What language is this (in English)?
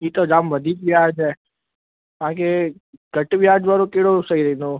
Sindhi